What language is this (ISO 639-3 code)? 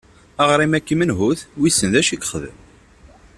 kab